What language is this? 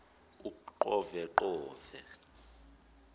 Zulu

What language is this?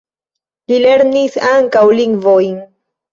Esperanto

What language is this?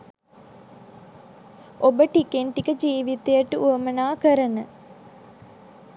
Sinhala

